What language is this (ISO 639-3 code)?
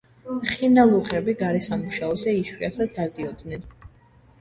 kat